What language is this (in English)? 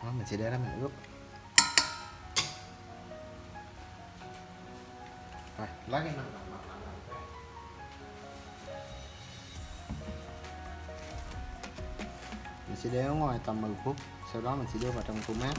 Vietnamese